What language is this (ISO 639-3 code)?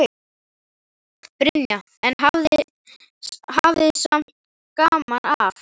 isl